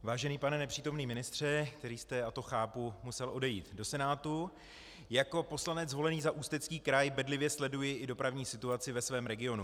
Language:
Czech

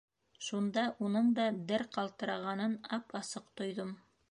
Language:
Bashkir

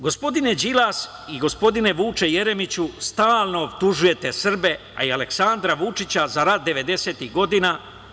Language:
Serbian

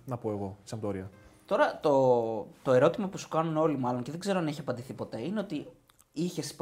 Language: Greek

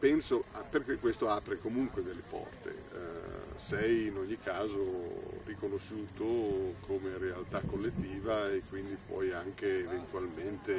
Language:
Italian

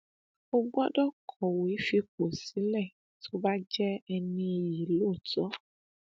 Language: Yoruba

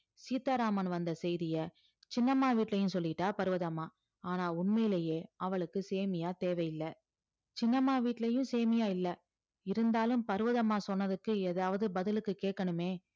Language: Tamil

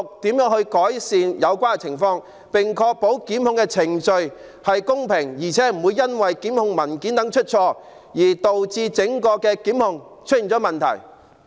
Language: Cantonese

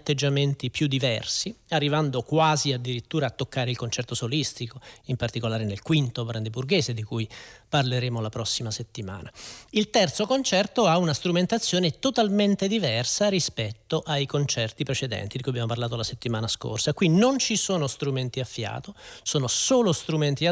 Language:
Italian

